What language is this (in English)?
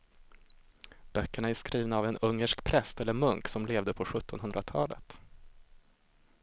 Swedish